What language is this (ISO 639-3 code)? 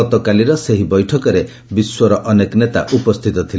ori